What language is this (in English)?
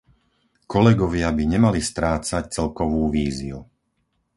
Slovak